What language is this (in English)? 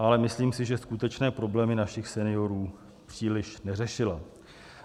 Czech